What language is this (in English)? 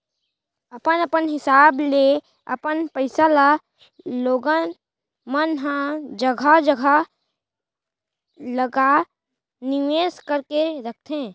Chhattisgarhi